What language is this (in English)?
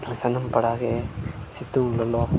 Santali